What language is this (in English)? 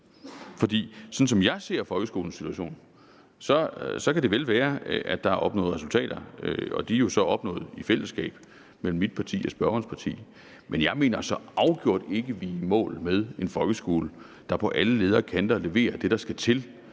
Danish